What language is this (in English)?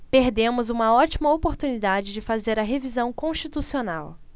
Portuguese